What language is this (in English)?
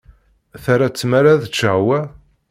Kabyle